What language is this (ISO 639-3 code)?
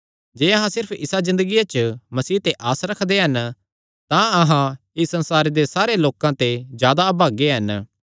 xnr